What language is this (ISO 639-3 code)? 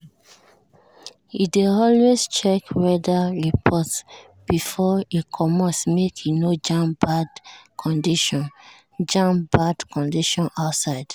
pcm